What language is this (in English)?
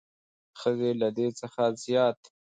Pashto